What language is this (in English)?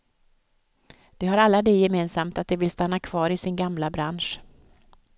Swedish